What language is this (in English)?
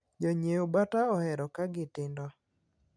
Luo (Kenya and Tanzania)